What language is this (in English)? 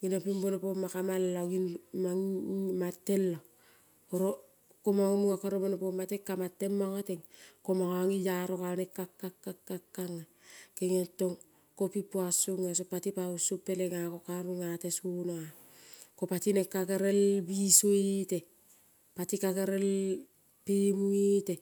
Kol (Papua New Guinea)